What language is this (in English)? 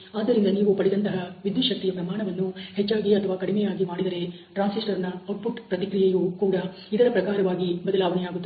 Kannada